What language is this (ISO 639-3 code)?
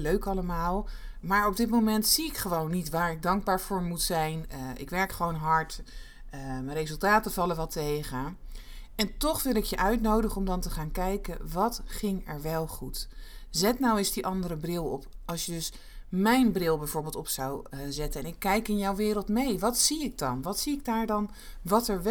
nld